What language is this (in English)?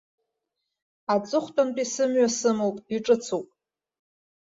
Abkhazian